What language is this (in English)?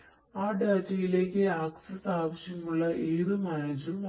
Malayalam